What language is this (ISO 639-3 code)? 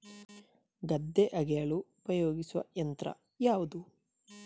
kan